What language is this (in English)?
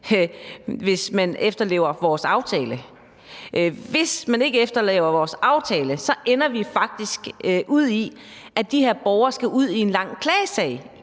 Danish